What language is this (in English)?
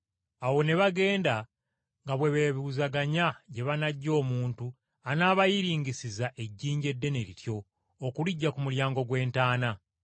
Ganda